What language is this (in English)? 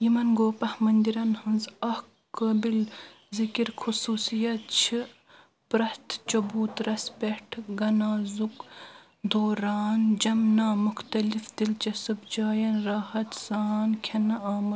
Kashmiri